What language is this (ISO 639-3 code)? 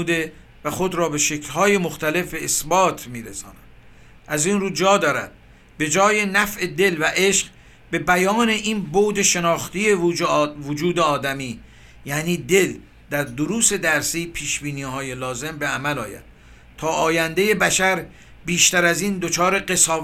fas